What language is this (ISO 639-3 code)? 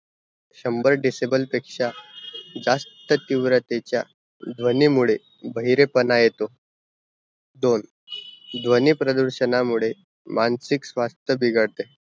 mar